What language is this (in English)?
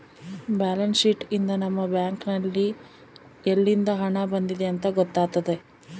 Kannada